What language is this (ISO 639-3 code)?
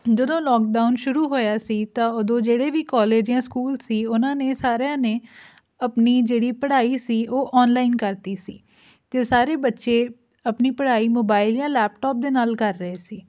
pan